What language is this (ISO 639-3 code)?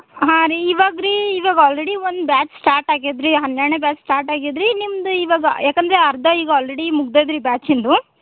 kan